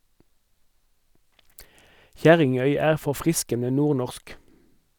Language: Norwegian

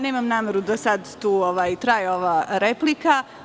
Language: Serbian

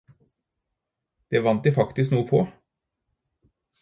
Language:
Norwegian Bokmål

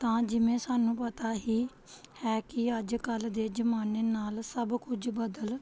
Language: Punjabi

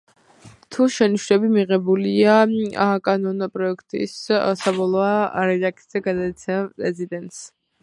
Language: Georgian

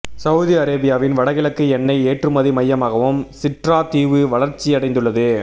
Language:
Tamil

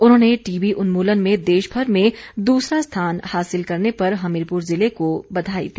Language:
Hindi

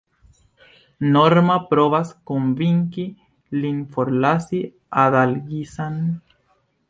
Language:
Esperanto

